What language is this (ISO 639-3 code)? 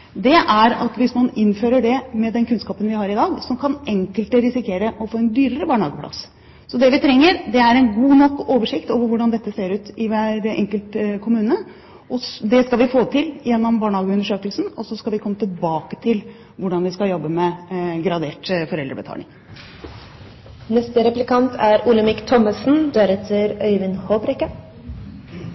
nob